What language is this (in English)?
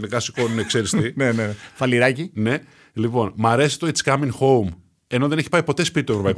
Greek